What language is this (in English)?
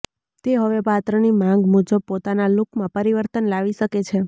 Gujarati